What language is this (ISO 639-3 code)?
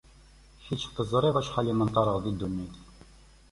kab